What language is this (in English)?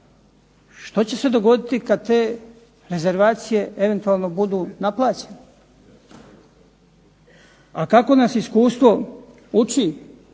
Croatian